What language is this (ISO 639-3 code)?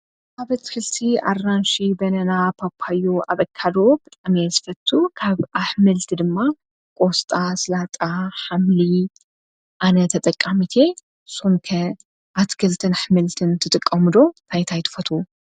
tir